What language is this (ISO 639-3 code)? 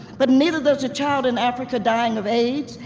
eng